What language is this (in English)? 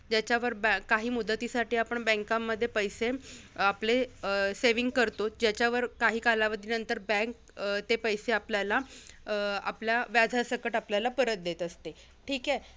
Marathi